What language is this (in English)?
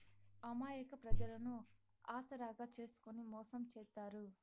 Telugu